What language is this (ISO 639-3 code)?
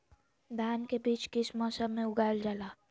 mag